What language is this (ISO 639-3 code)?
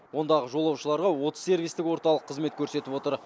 kaz